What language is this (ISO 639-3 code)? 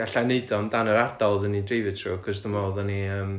cym